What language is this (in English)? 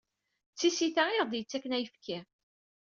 Kabyle